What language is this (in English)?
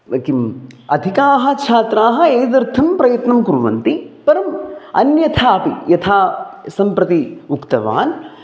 Sanskrit